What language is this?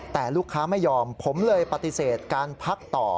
Thai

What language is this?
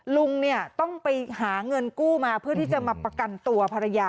Thai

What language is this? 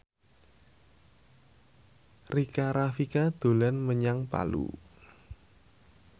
Javanese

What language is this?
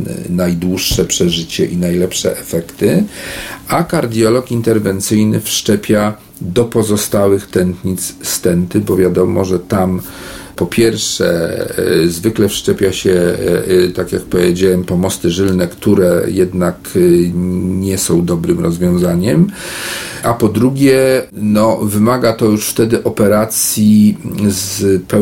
Polish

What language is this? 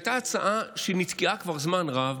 Hebrew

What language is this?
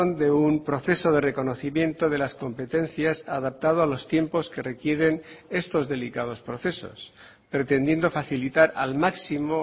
Spanish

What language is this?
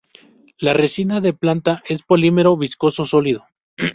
Spanish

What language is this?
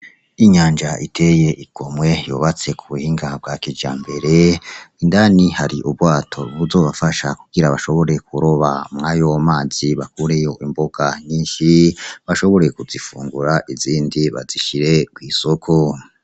Rundi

